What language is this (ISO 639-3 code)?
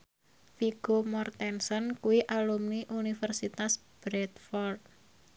jav